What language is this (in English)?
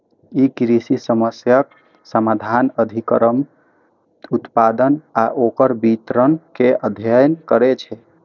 Maithili